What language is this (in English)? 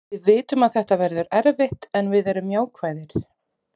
Icelandic